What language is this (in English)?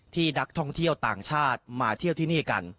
Thai